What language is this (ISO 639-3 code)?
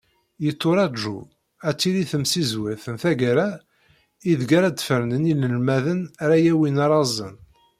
kab